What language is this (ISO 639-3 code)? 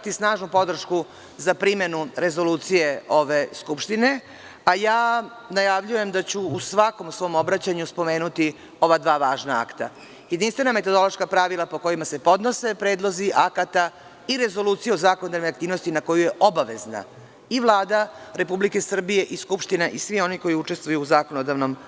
srp